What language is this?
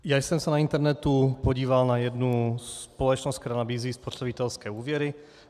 Czech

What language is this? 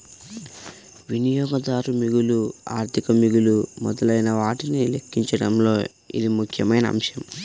Telugu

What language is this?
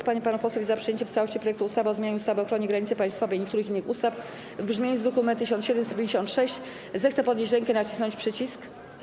Polish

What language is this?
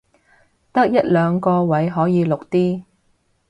Cantonese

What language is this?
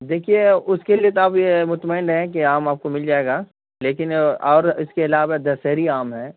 Urdu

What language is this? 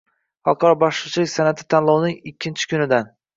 Uzbek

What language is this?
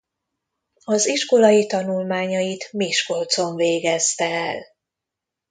Hungarian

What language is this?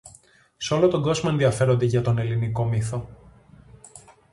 Greek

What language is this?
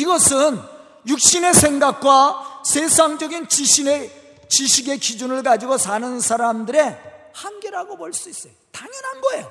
Korean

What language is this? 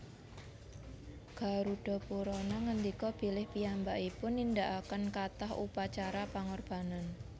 Javanese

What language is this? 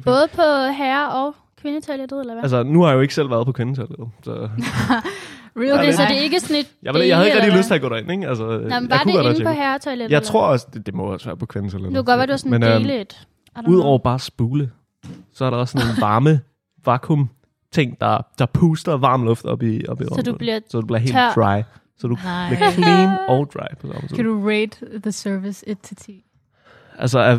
Danish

